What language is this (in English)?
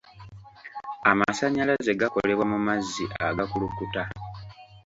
Ganda